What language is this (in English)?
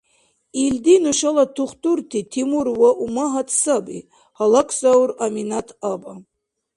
Dargwa